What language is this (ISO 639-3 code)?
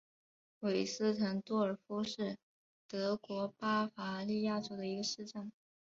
zho